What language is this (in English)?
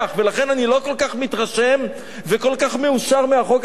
Hebrew